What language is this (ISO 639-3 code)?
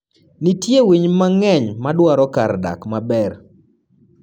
luo